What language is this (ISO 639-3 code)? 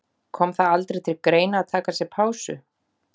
isl